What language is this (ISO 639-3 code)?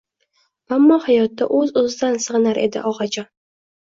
uzb